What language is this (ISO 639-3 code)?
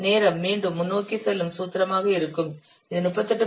tam